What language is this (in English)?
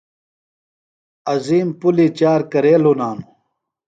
Phalura